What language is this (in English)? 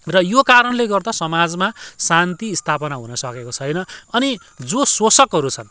Nepali